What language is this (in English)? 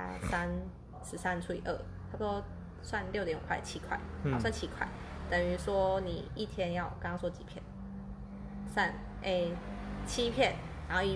Chinese